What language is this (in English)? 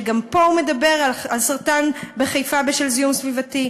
Hebrew